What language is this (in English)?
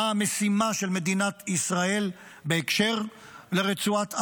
Hebrew